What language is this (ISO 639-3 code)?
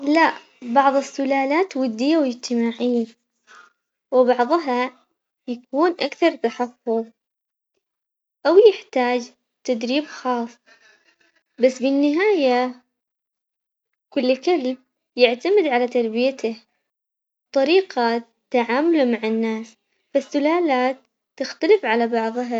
acx